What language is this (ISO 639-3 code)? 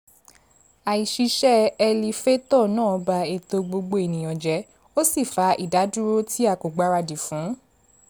yor